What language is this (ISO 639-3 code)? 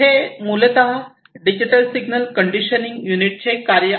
mar